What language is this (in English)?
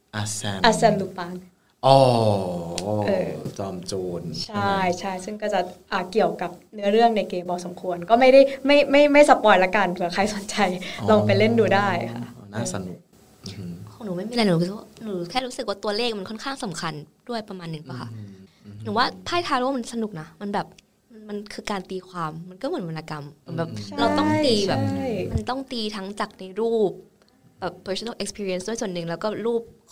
Thai